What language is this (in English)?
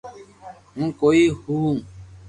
Loarki